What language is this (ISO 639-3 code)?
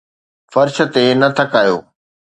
snd